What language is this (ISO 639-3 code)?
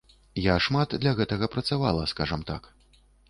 bel